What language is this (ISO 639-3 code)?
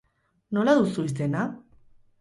eus